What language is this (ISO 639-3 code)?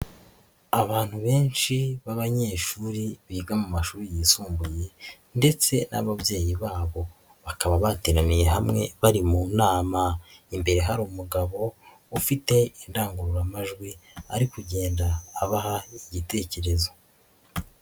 kin